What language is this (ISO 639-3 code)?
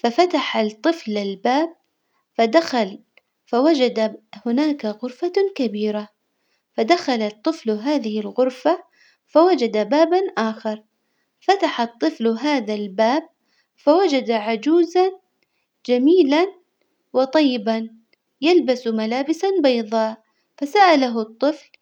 acw